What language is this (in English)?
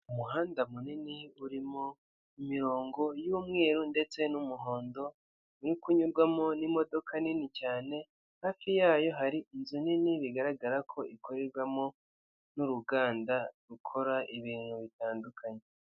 Kinyarwanda